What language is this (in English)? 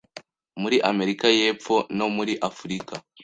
Kinyarwanda